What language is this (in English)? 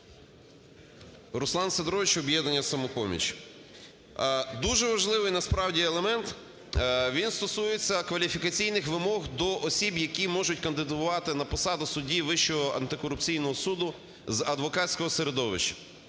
Ukrainian